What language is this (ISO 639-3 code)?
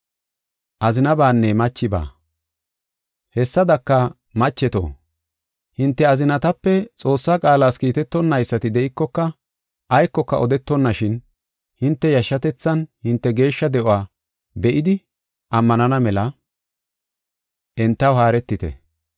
gof